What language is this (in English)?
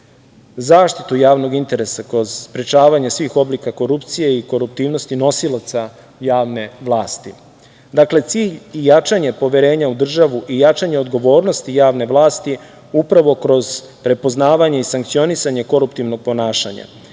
Serbian